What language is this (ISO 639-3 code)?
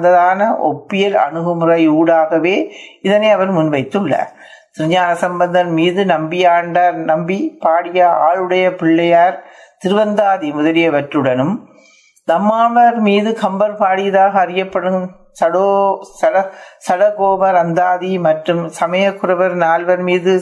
tam